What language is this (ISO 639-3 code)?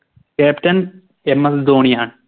mal